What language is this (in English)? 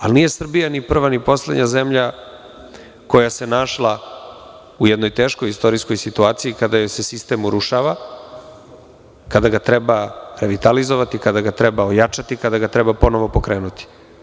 Serbian